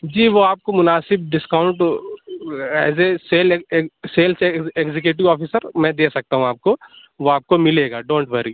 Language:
Urdu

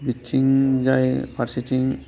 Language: Bodo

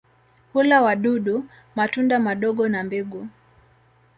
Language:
Swahili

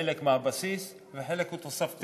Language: Hebrew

